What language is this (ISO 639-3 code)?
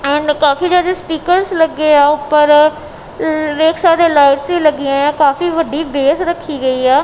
pan